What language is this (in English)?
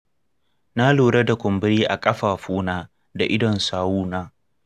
Hausa